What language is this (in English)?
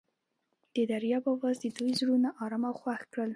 Pashto